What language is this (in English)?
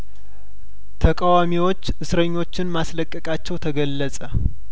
Amharic